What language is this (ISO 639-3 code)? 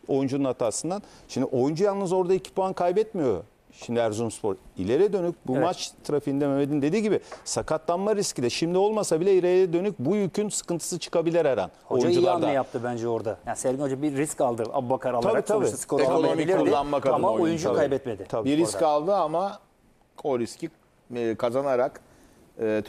tur